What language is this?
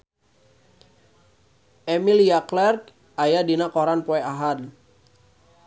Sundanese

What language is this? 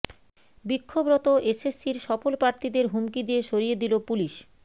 Bangla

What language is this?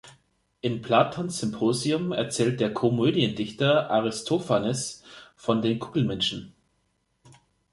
German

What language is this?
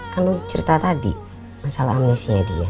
Indonesian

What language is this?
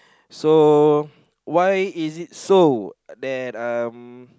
English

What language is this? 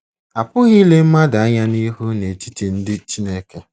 Igbo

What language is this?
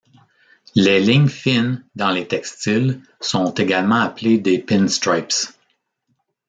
French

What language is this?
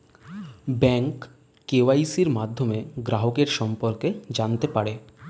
Bangla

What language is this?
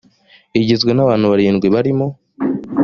Kinyarwanda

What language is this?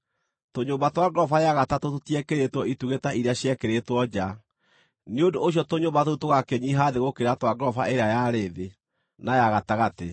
Kikuyu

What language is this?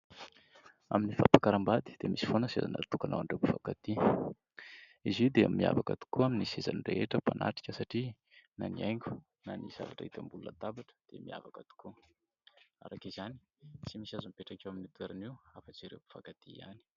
Malagasy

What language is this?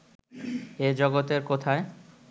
Bangla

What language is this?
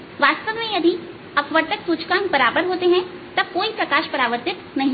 Hindi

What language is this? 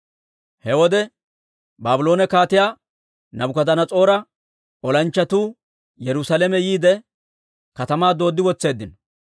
Dawro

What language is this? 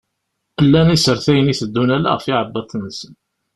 Kabyle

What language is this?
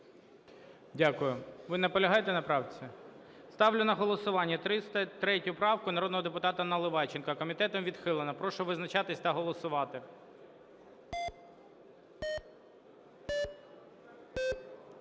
Ukrainian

